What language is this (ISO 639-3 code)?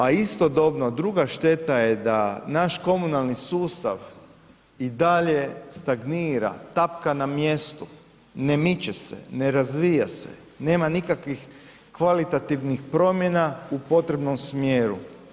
hrv